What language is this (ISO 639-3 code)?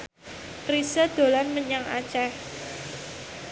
jav